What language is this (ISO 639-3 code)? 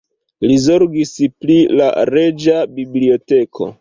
epo